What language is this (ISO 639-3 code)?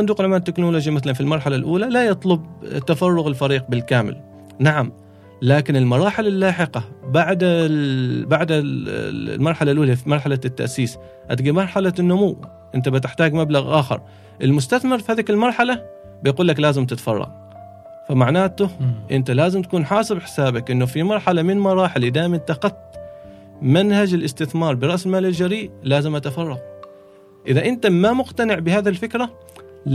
ara